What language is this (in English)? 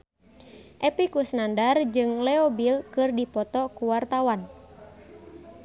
Sundanese